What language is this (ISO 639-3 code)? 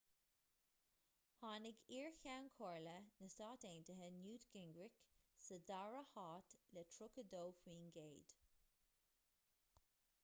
gle